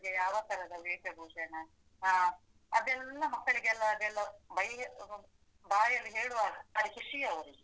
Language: Kannada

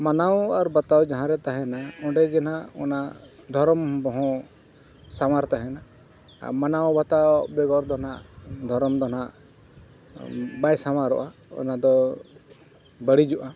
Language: Santali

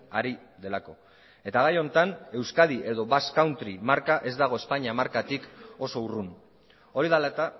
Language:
Basque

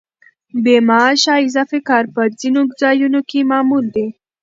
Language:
Pashto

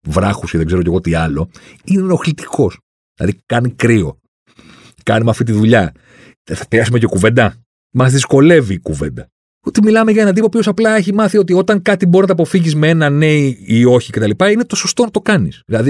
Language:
Greek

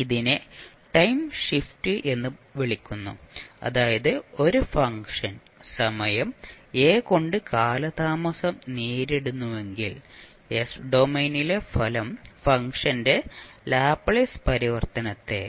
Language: Malayalam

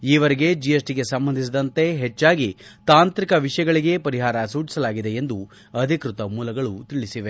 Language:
Kannada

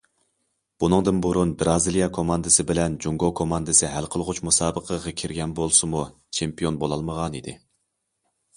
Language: Uyghur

